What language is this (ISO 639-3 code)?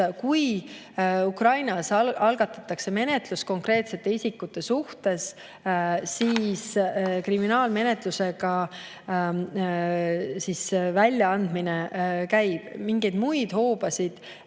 est